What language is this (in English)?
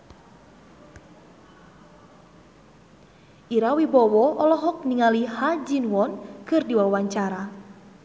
Sundanese